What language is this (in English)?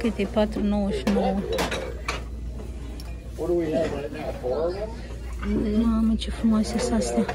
Romanian